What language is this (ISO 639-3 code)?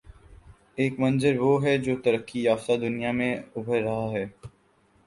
urd